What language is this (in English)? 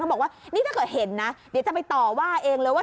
Thai